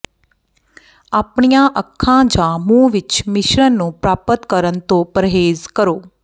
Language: Punjabi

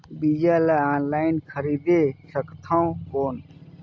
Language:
Chhattisgarhi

